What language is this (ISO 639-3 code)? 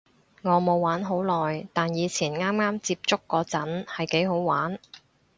yue